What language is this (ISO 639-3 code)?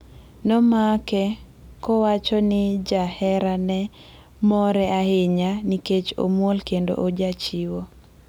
luo